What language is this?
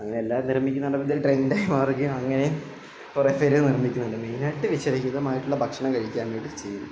Malayalam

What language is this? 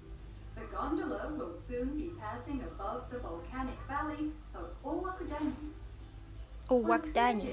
Japanese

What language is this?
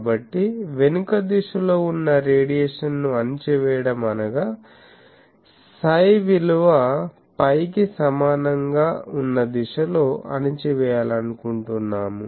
Telugu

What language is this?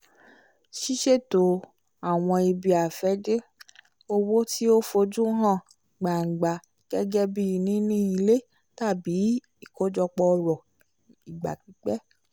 Yoruba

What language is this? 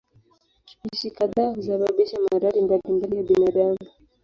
Swahili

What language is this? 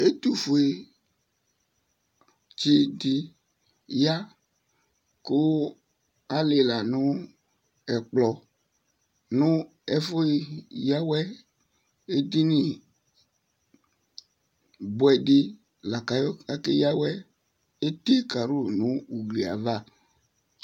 Ikposo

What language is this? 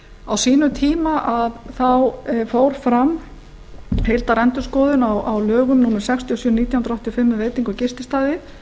Icelandic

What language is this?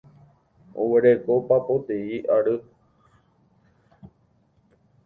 Guarani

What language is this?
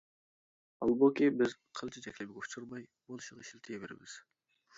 Uyghur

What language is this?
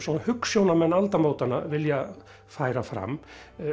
Icelandic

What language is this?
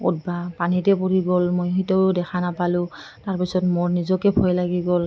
Assamese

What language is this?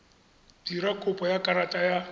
Tswana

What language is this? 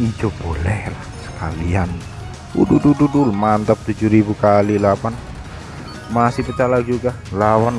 Indonesian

